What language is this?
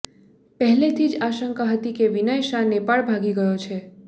Gujarati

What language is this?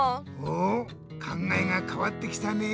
Japanese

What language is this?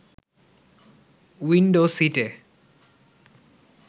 Bangla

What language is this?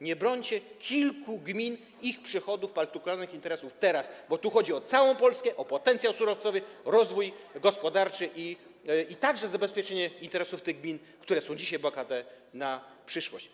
Polish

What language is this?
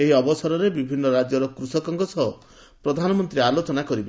Odia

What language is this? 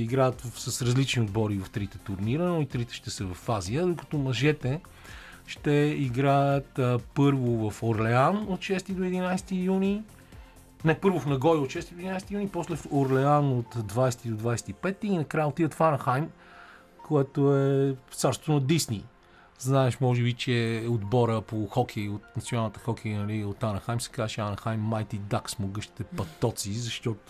Bulgarian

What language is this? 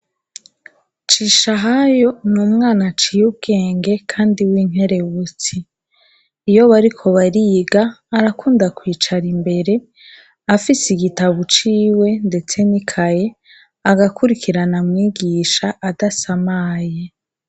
Rundi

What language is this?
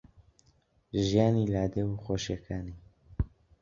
Central Kurdish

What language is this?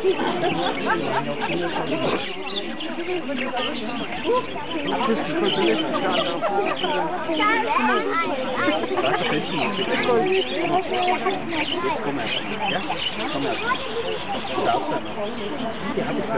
Greek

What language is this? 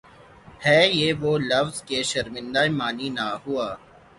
Urdu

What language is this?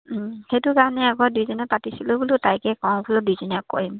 Assamese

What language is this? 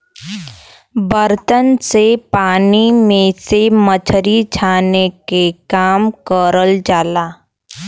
Bhojpuri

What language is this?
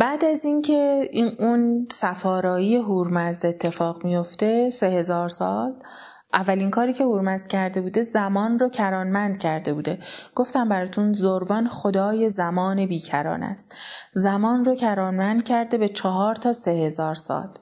Persian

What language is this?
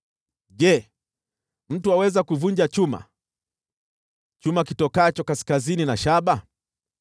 Swahili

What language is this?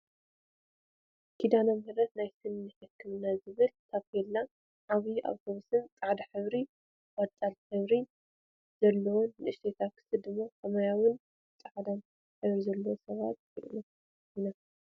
Tigrinya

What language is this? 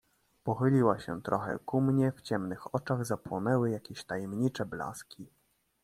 Polish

